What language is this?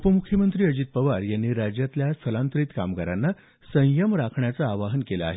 Marathi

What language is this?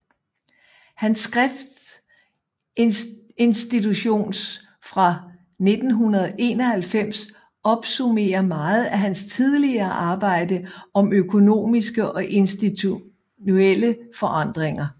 Danish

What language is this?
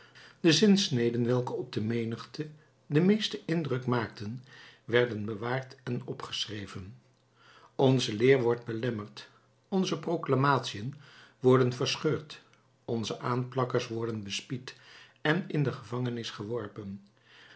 Dutch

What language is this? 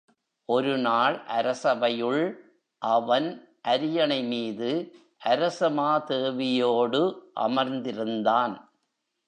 Tamil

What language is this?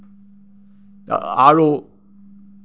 Assamese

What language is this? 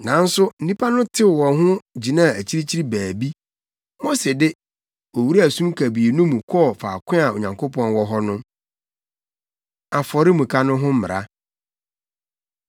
Akan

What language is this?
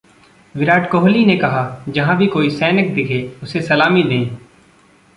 Hindi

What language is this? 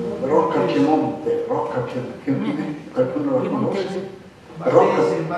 Italian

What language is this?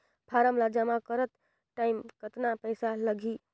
Chhattisgarhi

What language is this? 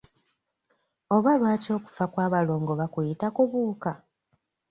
Ganda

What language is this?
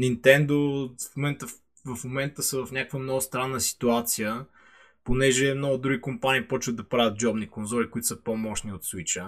Bulgarian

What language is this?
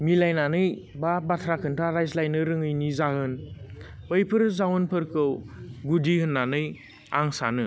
Bodo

